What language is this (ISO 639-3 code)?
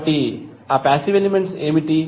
tel